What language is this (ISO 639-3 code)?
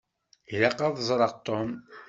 kab